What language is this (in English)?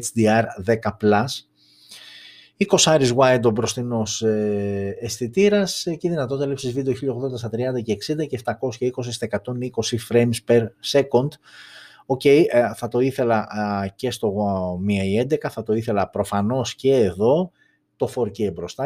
Greek